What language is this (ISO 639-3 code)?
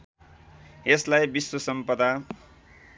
nep